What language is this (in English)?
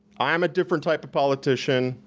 English